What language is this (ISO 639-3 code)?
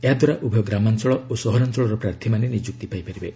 ori